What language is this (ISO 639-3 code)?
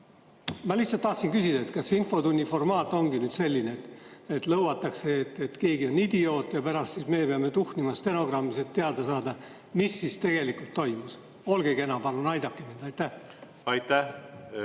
est